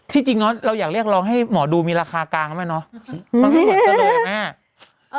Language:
Thai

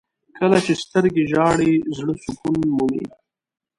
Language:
Pashto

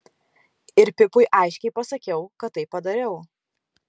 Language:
Lithuanian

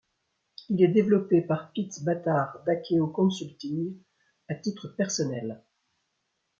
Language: French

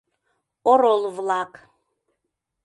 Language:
Mari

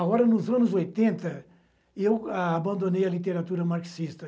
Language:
Portuguese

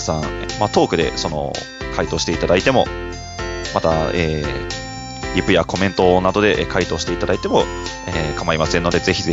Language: Japanese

